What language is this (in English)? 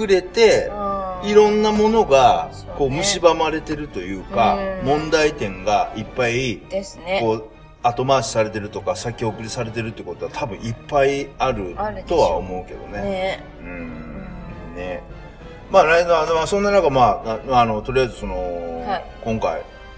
Japanese